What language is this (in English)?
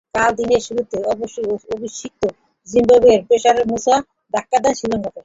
Bangla